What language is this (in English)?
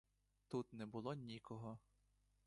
Ukrainian